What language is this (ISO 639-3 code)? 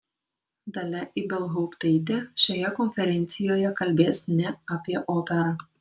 lit